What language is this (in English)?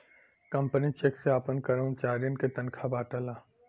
Bhojpuri